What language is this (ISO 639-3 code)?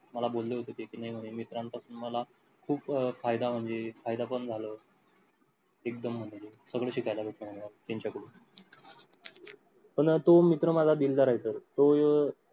mar